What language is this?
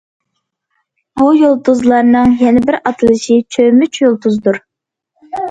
Uyghur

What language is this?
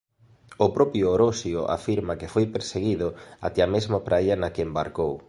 Galician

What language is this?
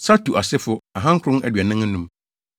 Akan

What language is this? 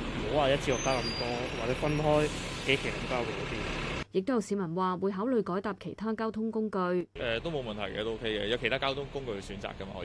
Chinese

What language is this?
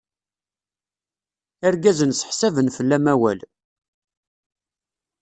Kabyle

